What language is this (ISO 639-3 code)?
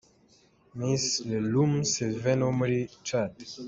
kin